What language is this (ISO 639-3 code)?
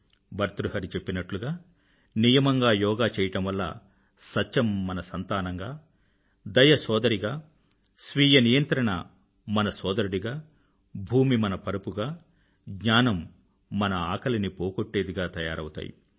tel